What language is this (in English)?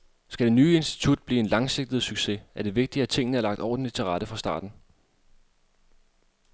Danish